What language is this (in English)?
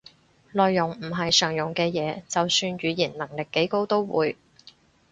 Cantonese